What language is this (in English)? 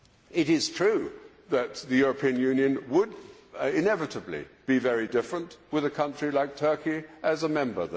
English